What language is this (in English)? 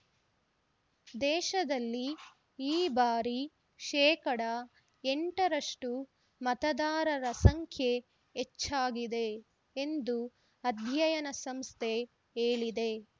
Kannada